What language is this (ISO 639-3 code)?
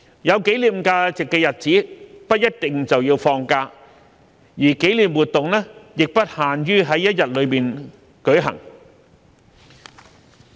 yue